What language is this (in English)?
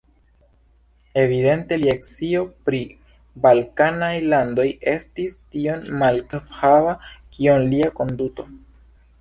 Esperanto